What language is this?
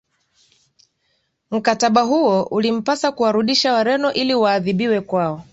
Swahili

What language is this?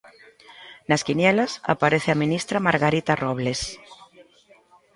Galician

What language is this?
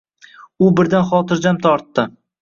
Uzbek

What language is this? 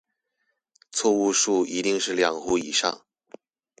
Chinese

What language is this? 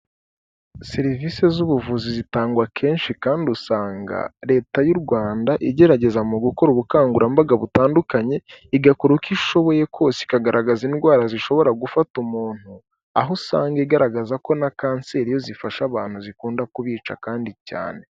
Kinyarwanda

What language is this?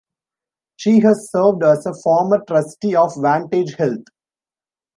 English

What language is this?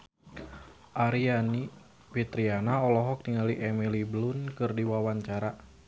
Sundanese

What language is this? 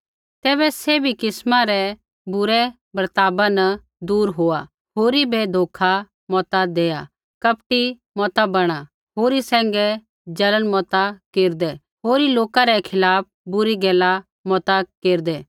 Kullu Pahari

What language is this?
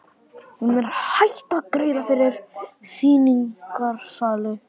Icelandic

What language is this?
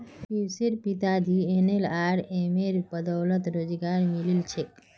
Magahi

